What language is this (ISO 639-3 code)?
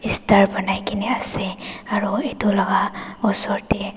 nag